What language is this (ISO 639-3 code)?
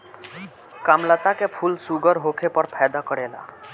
bho